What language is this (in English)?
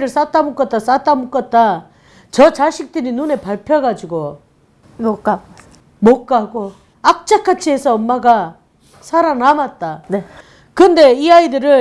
Korean